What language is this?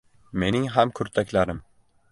Uzbek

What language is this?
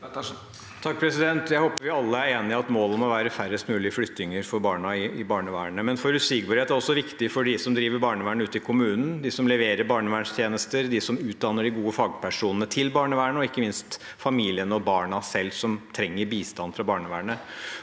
Norwegian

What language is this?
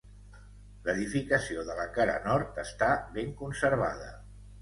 Catalan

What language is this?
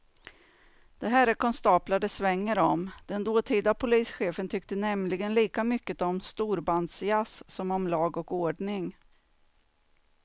Swedish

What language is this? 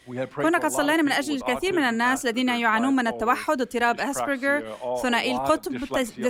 Arabic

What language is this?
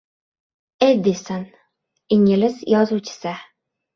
Uzbek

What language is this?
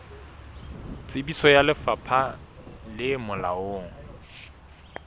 Southern Sotho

